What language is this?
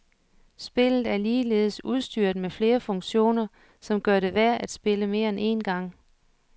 Danish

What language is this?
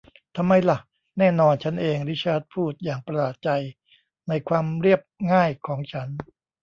Thai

